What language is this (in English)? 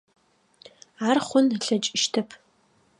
Adyghe